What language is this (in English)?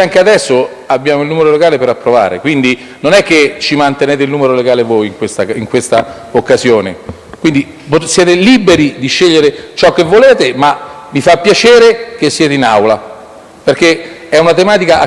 Italian